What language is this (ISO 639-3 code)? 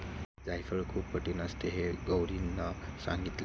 mar